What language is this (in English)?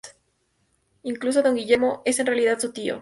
Spanish